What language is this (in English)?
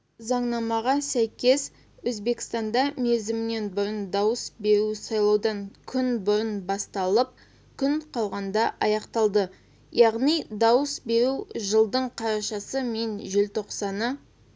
Kazakh